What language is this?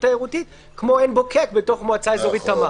Hebrew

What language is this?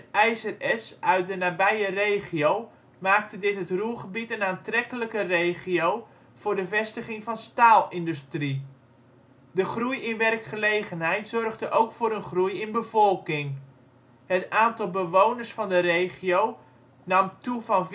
Dutch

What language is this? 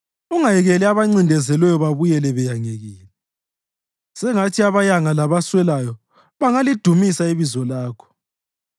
North Ndebele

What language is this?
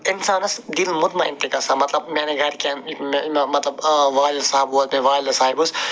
Kashmiri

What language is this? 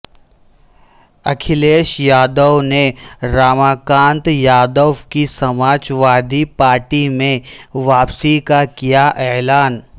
Urdu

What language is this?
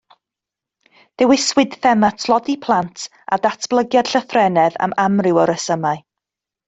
Welsh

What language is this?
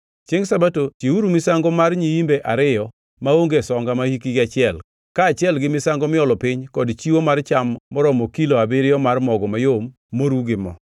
Luo (Kenya and Tanzania)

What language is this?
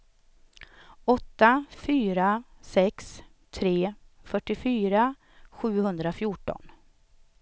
Swedish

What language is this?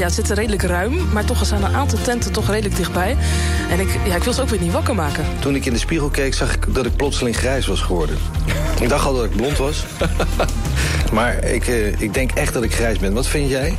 Dutch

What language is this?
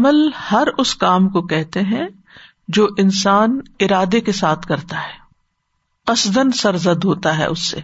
Urdu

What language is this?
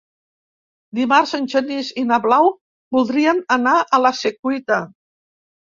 Catalan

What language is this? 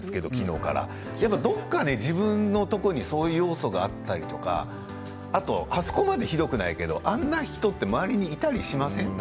Japanese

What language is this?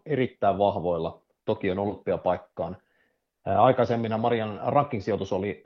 Finnish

